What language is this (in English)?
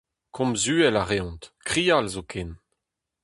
Breton